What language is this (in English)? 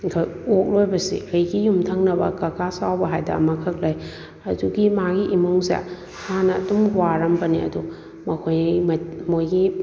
Manipuri